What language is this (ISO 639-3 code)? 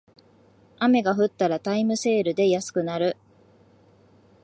jpn